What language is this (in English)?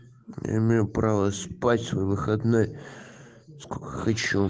Russian